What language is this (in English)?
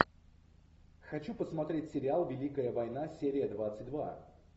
Russian